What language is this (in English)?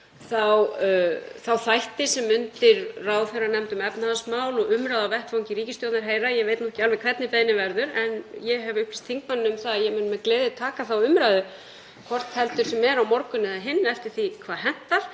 Icelandic